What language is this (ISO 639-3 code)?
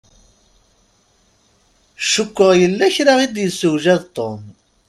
kab